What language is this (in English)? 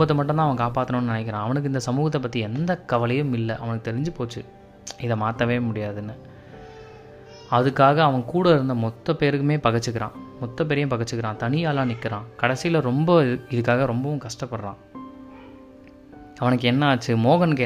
Tamil